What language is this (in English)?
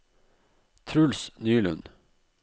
Norwegian